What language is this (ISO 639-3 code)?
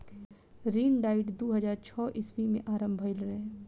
bho